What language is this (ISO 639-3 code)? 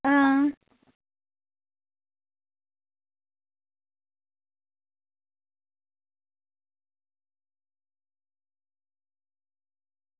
doi